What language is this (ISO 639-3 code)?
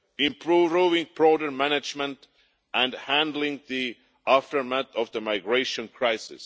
eng